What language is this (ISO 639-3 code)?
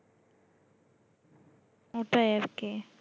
ben